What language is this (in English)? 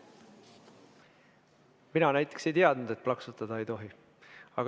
Estonian